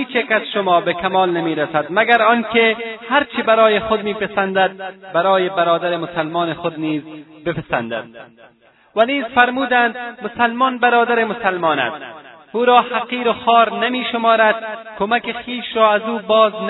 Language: Persian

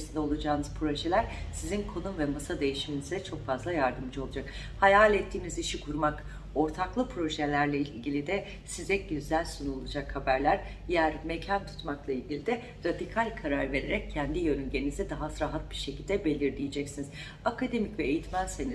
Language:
Turkish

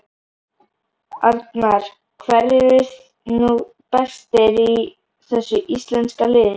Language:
Icelandic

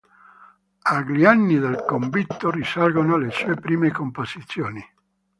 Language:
Italian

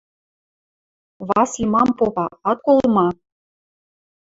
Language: Western Mari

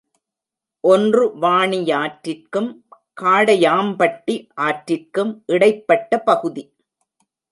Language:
Tamil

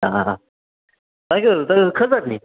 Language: Kashmiri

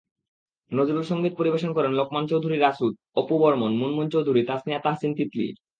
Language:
Bangla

